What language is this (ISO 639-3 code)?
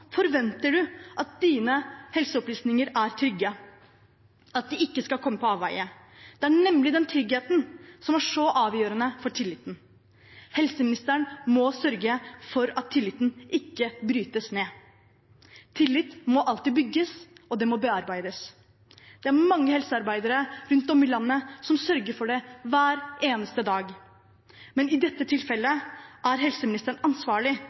nob